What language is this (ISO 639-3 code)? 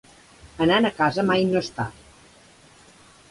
cat